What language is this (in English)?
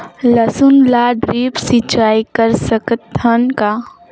Chhattisgarhi